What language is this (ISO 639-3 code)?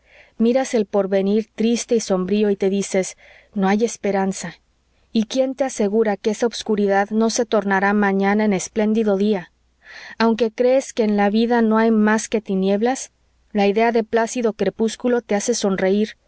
spa